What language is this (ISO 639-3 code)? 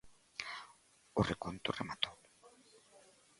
glg